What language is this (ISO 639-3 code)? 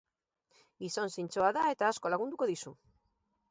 eus